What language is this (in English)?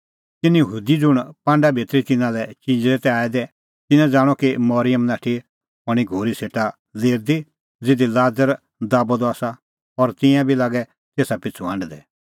Kullu Pahari